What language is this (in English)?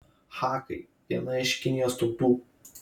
Lithuanian